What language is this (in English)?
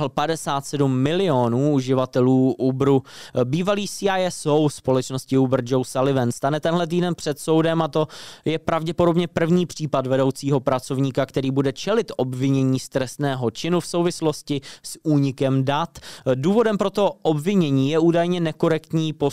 Czech